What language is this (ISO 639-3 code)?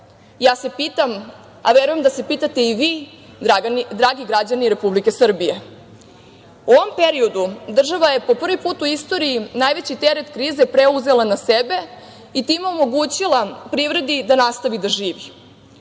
srp